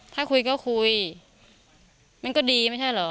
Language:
Thai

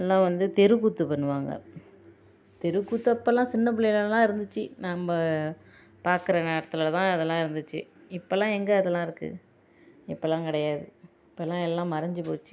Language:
Tamil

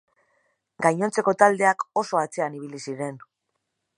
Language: Basque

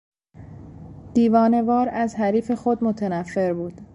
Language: Persian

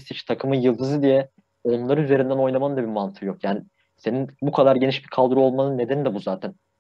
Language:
Turkish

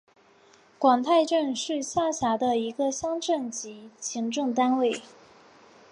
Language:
Chinese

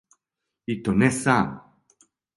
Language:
Serbian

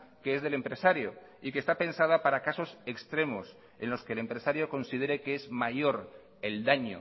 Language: Spanish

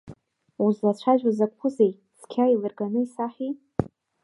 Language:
Abkhazian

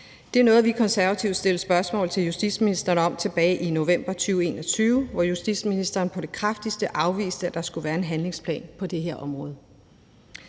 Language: Danish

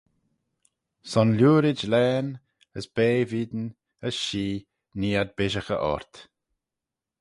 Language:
Manx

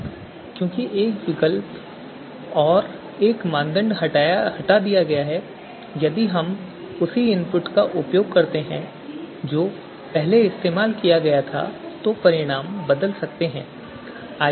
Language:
Hindi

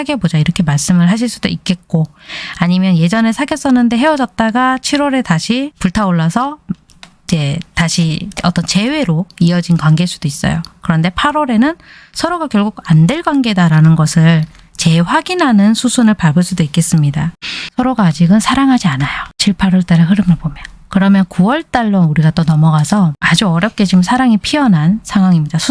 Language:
Korean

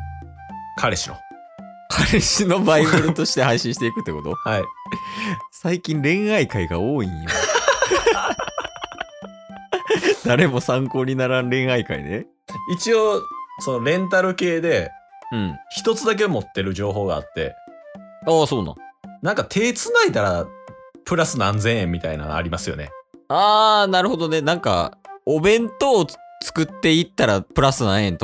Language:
Japanese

